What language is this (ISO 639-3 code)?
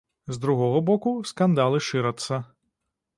bel